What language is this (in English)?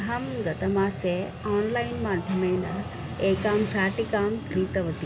Sanskrit